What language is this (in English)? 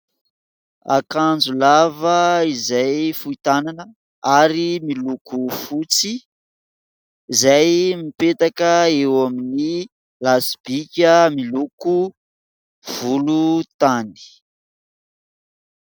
Malagasy